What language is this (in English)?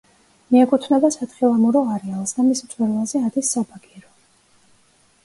Georgian